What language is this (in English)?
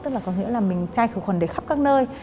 Vietnamese